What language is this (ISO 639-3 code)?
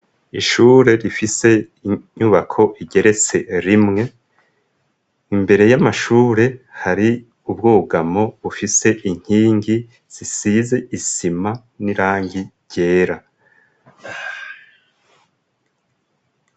run